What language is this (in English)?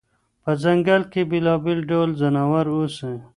Pashto